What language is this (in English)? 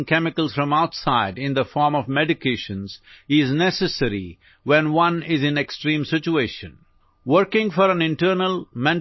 Assamese